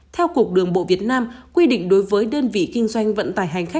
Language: Vietnamese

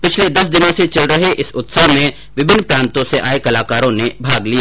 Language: Hindi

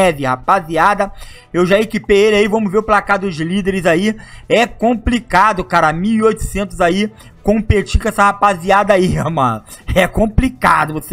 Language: Portuguese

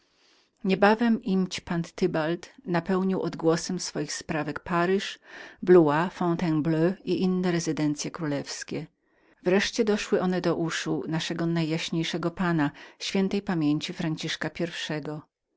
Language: Polish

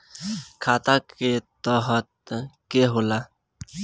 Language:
Bhojpuri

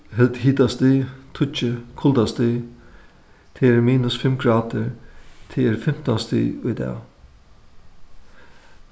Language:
Faroese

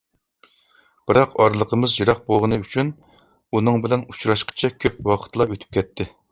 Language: Uyghur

